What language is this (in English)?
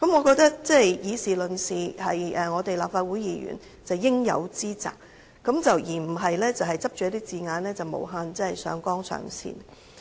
Cantonese